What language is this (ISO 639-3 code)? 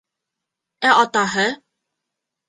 bak